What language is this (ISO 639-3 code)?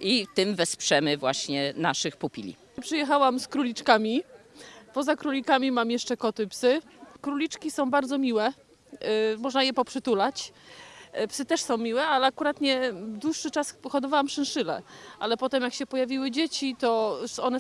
pol